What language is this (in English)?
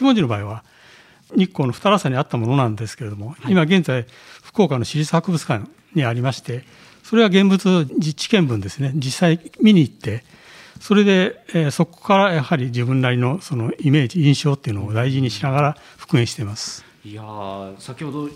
Japanese